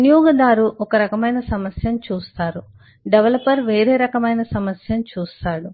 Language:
Telugu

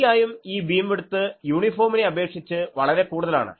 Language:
Malayalam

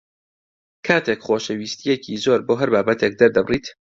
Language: Central Kurdish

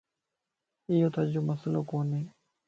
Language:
Lasi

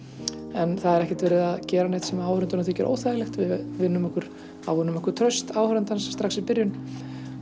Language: Icelandic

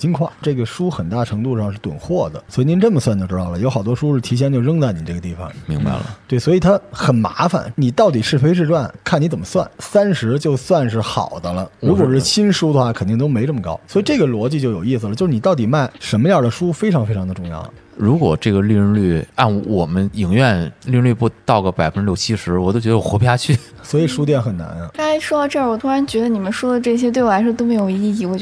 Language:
Chinese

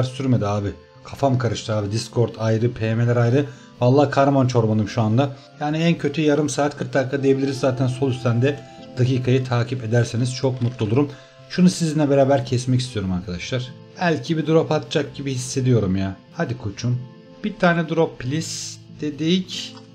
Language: Turkish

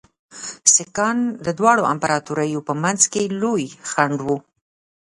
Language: Pashto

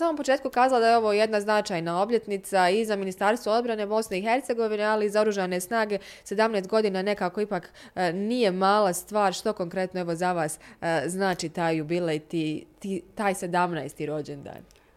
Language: Croatian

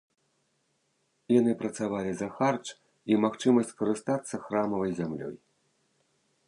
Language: Belarusian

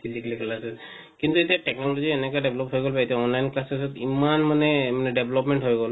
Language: Assamese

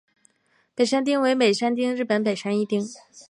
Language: Chinese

